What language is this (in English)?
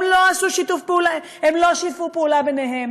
Hebrew